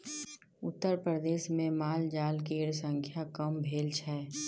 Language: Maithili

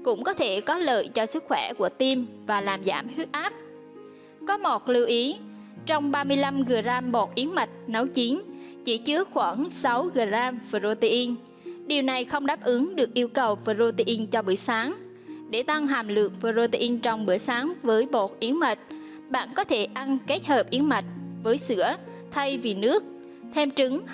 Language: Vietnamese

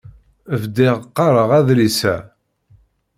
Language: Kabyle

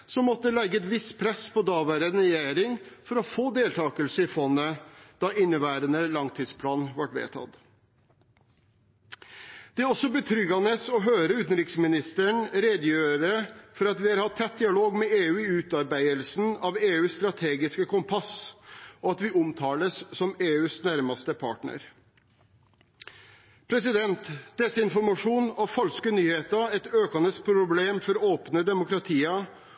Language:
Norwegian Bokmål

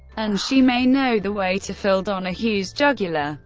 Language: English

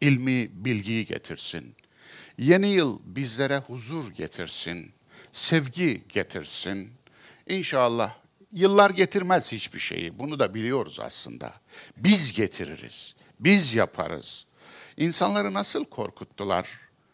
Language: Turkish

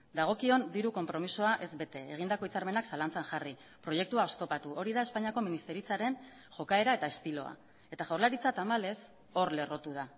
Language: Basque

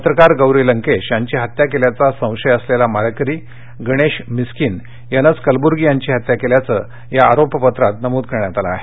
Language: Marathi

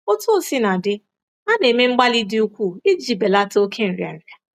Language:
Igbo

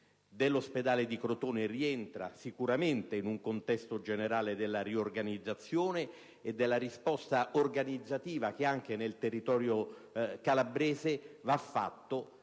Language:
Italian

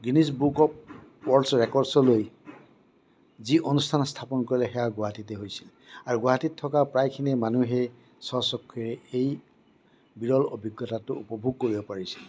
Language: Assamese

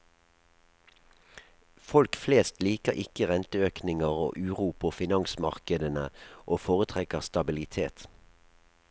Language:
Norwegian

